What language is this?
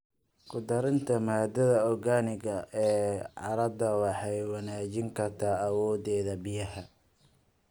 Somali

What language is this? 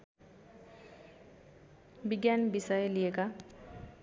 Nepali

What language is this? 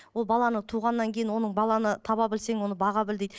Kazakh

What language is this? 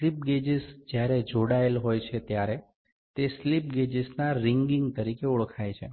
Gujarati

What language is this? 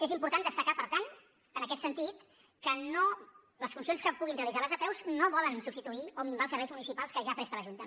Catalan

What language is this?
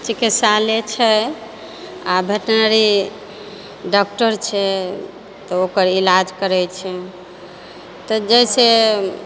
Maithili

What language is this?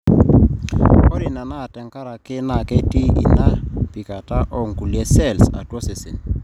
Masai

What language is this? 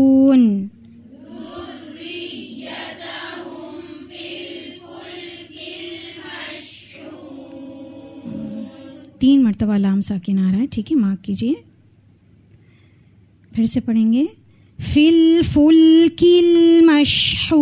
Arabic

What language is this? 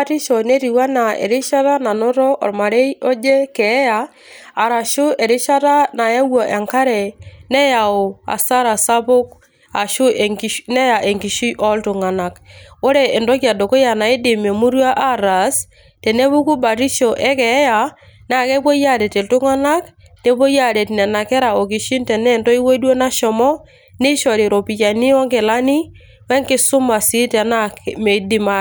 Masai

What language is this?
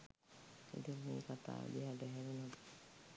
Sinhala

